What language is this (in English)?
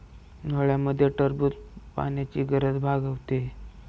Marathi